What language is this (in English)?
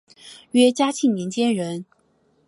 Chinese